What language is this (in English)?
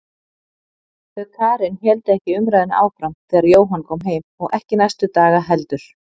Icelandic